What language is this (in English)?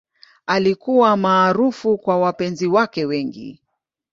Swahili